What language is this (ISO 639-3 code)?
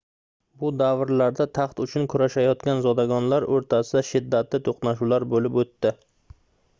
uzb